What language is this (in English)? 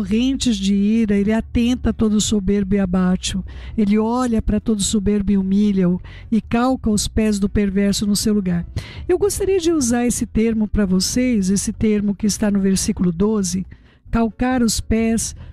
Portuguese